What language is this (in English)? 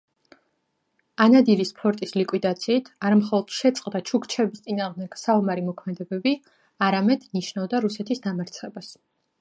Georgian